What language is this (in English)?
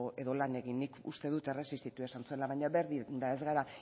Basque